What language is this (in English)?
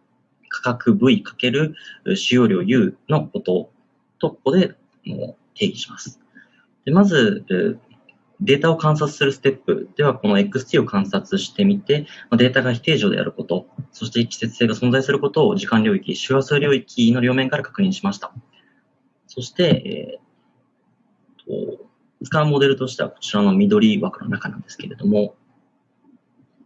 Japanese